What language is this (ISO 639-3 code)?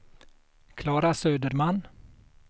swe